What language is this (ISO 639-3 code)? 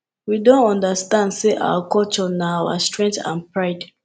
pcm